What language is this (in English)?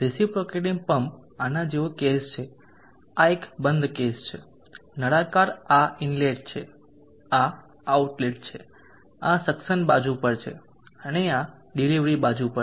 Gujarati